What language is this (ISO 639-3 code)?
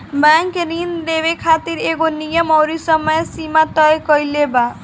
bho